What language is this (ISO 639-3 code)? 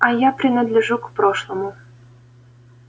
rus